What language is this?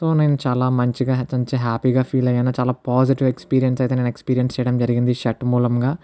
Telugu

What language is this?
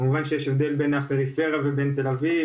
Hebrew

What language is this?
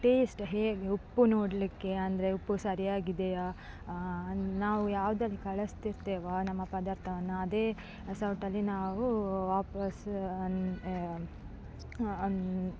Kannada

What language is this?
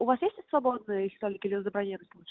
Russian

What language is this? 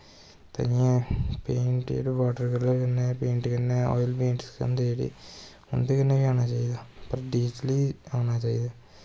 Dogri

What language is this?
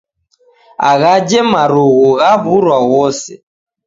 Taita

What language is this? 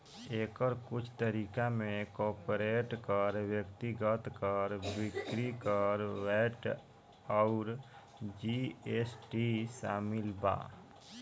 Bhojpuri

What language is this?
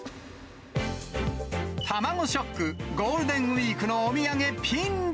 Japanese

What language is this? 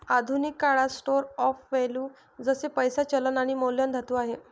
Marathi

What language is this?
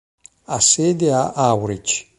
Italian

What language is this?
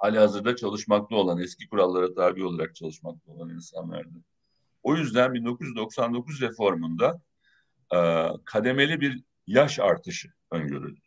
Turkish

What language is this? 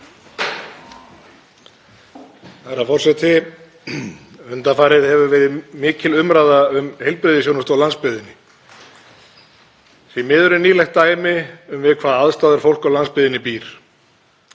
Icelandic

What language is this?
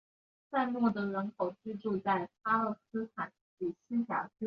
Chinese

